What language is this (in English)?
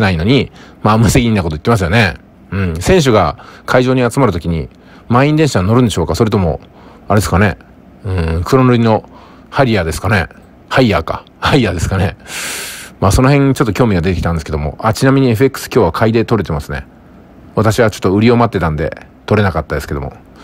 Japanese